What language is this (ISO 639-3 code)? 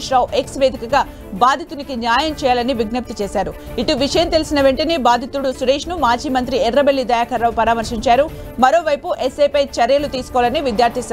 tel